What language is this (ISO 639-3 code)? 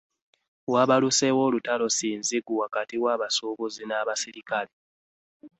lug